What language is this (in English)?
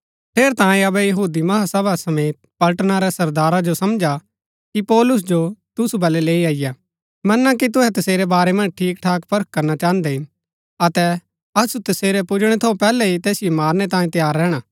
Gaddi